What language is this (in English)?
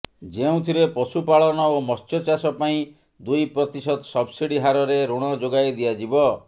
Odia